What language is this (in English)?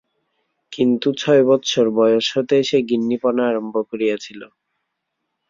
Bangla